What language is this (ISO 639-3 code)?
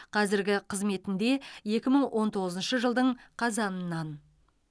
kaz